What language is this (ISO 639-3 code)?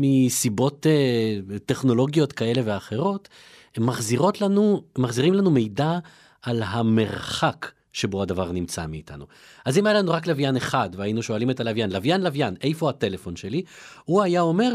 heb